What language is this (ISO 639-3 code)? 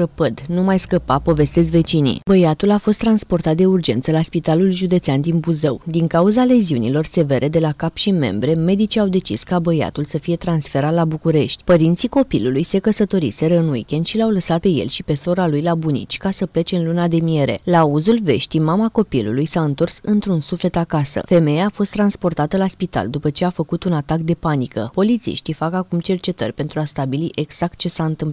ron